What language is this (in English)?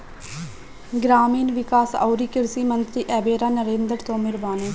Bhojpuri